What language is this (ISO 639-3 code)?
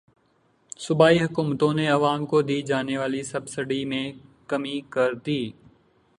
urd